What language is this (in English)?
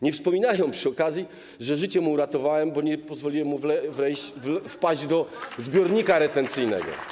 Polish